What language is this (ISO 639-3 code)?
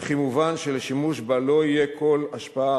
heb